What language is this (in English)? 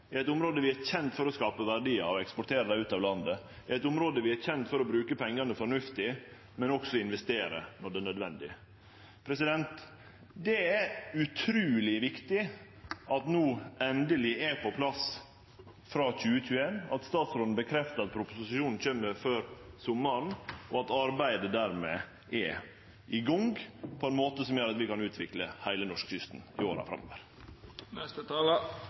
Norwegian Nynorsk